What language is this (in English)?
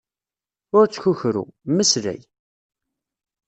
Kabyle